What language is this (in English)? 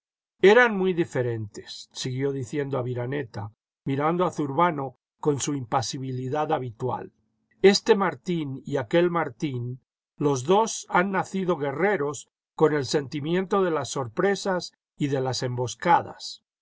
Spanish